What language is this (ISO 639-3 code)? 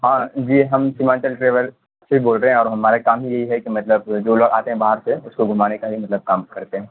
urd